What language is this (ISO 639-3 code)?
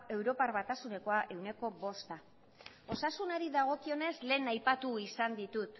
eus